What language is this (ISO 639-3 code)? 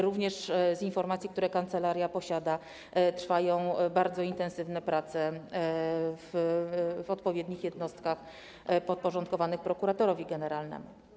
pol